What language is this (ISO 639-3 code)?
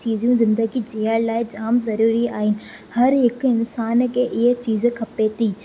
snd